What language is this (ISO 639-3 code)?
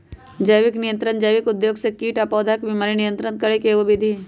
mag